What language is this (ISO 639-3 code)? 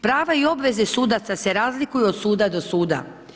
hrv